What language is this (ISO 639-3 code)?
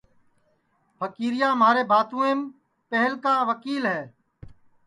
ssi